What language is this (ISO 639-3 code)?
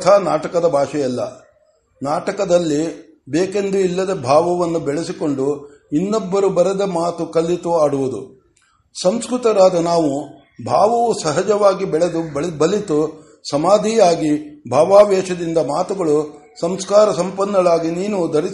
kan